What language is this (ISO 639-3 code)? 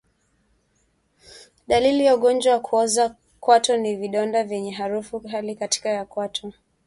swa